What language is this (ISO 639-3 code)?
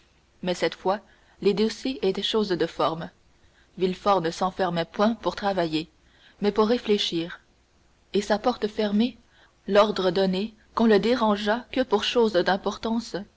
fra